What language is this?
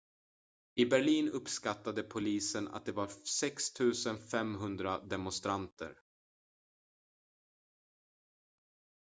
Swedish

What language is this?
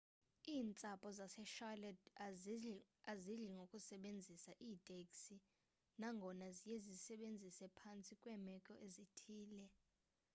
Xhosa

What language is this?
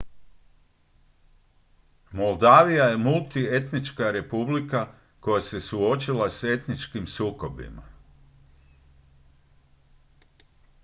Croatian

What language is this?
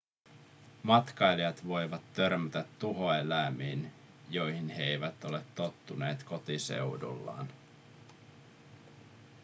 Finnish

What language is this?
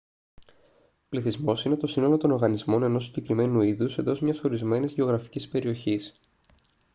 Greek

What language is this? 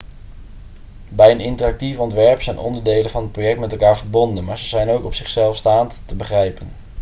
Dutch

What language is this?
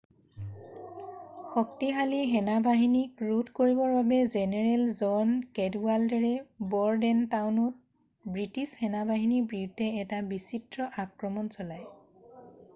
Assamese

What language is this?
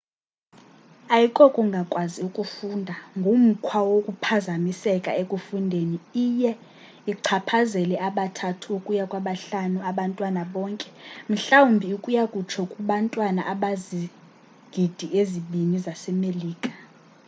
Xhosa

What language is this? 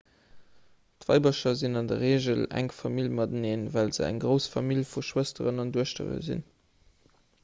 Luxembourgish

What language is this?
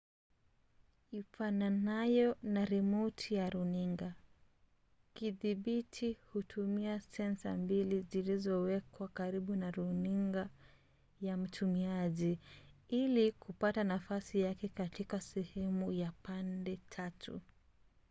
Swahili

